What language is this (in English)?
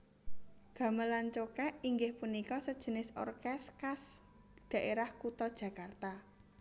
Javanese